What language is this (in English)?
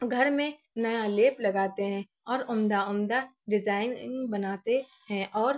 Urdu